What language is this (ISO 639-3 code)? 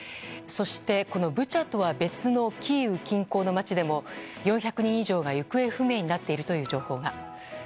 jpn